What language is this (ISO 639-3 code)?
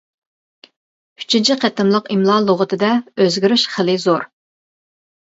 uig